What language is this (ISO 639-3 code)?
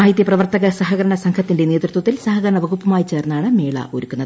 mal